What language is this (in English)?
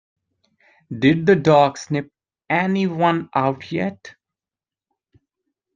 English